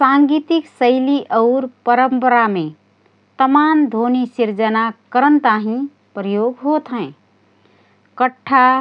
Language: Rana Tharu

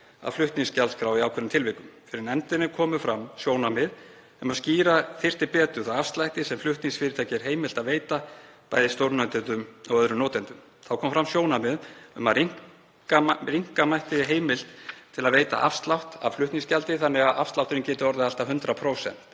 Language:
Icelandic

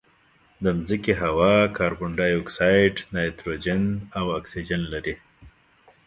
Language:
Pashto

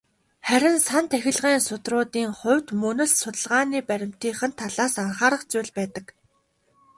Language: Mongolian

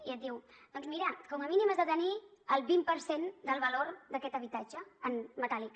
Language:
Catalan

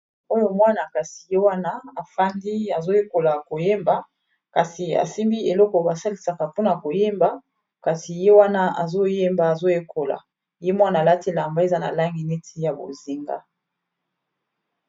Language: Lingala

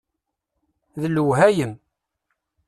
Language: Kabyle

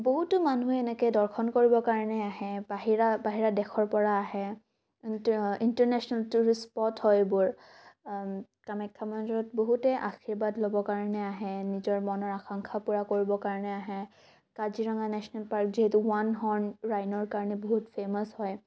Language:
Assamese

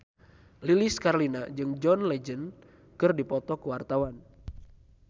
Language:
Sundanese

